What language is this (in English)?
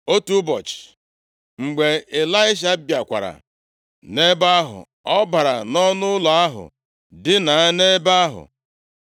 Igbo